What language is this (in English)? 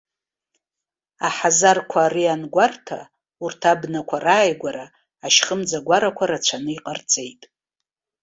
Abkhazian